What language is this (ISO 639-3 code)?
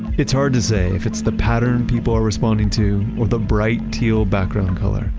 eng